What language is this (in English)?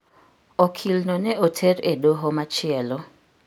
Luo (Kenya and Tanzania)